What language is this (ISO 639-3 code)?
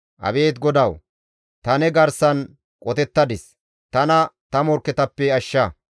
gmv